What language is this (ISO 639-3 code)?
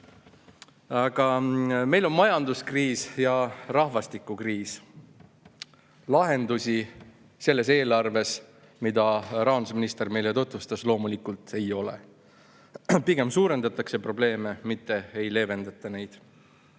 est